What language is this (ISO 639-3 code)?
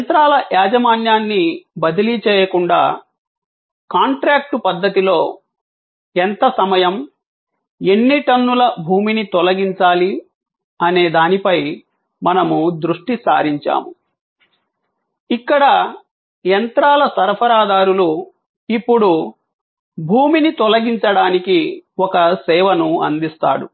tel